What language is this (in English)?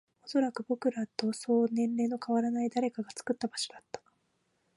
Japanese